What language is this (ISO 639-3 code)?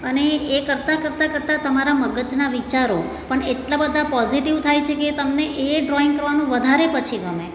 guj